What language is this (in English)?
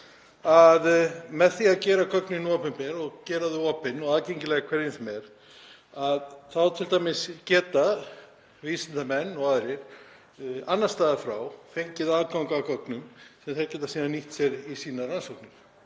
Icelandic